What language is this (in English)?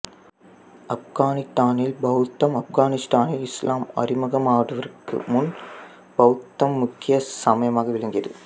Tamil